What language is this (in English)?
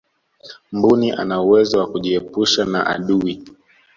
Swahili